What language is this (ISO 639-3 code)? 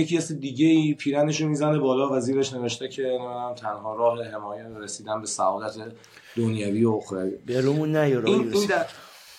fas